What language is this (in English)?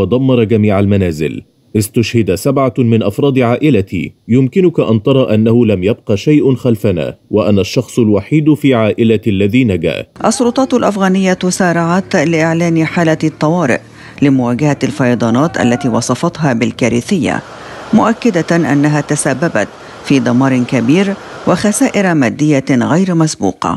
Arabic